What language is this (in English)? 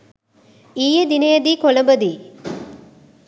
Sinhala